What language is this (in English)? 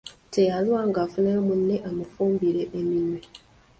Ganda